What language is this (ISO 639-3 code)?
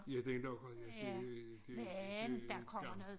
dan